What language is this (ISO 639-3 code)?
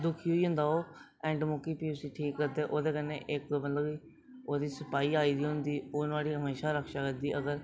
doi